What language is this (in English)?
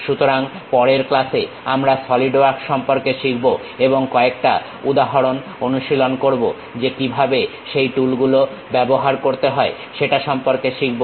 Bangla